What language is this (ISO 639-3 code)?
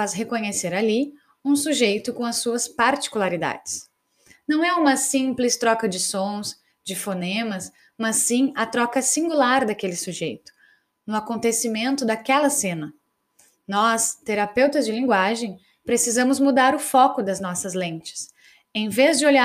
por